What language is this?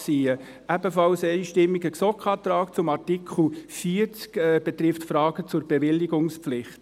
Swiss German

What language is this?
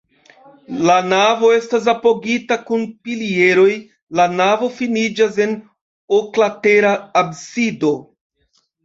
Esperanto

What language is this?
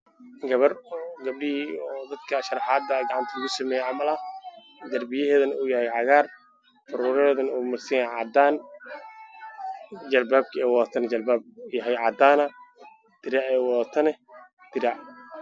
Somali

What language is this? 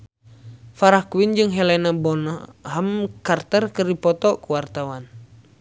Sundanese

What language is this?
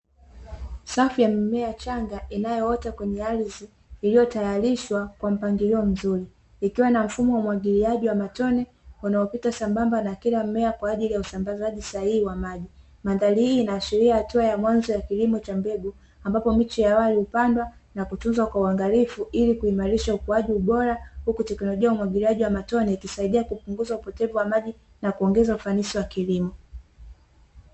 Swahili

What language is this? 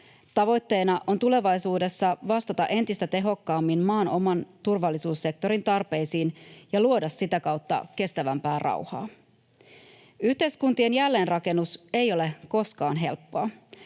Finnish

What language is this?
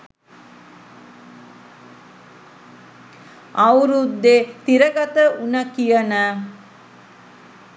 Sinhala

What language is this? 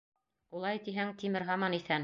Bashkir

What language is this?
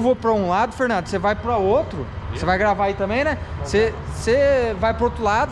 Portuguese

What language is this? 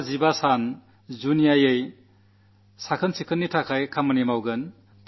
Malayalam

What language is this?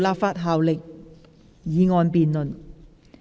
Cantonese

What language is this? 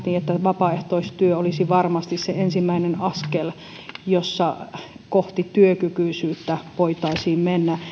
Finnish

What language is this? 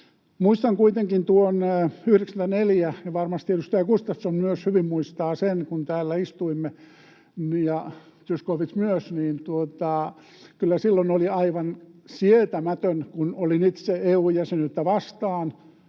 Finnish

